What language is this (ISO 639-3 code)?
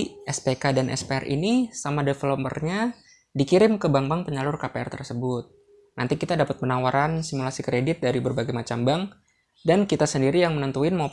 ind